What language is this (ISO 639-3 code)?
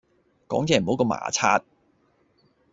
yue